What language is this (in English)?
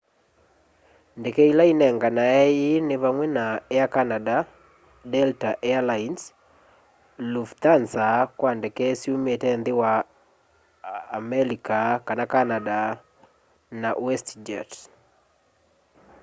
Kamba